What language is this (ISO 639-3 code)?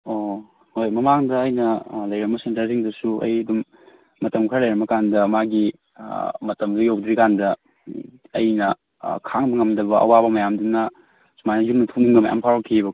mni